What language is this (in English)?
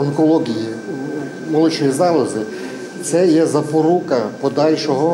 Ukrainian